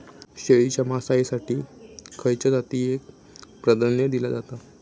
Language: Marathi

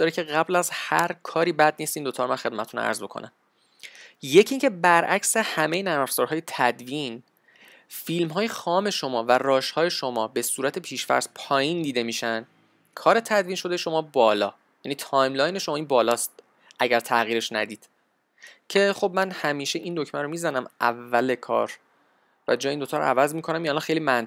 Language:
Persian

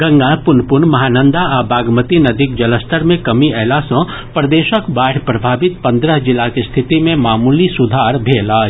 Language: Maithili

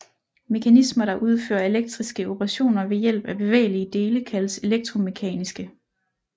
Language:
Danish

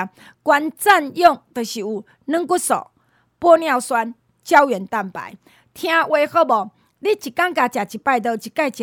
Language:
Chinese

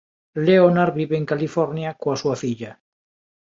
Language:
Galician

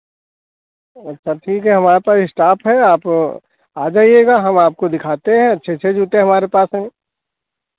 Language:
Hindi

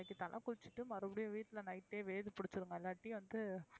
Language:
Tamil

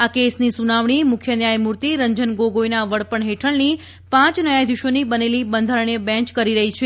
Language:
Gujarati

